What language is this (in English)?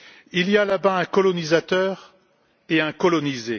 French